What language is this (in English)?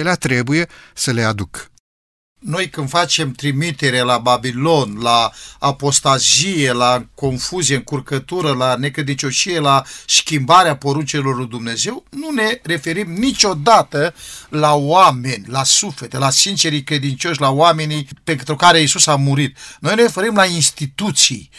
Romanian